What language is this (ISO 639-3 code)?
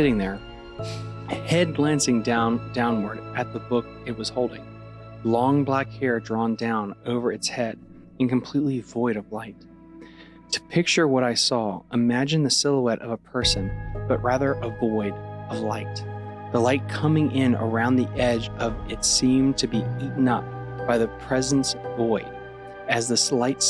eng